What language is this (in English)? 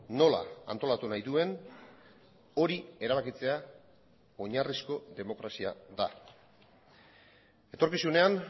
Basque